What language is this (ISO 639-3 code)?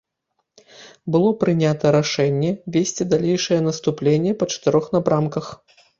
bel